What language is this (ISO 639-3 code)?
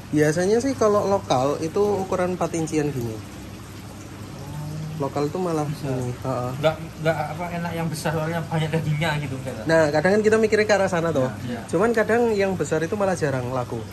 ind